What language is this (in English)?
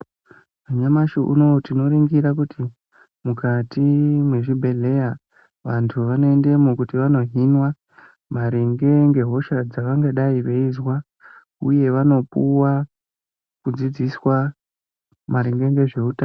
Ndau